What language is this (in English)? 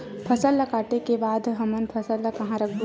Chhattisgarhi